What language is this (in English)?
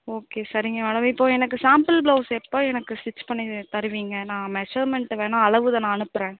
Tamil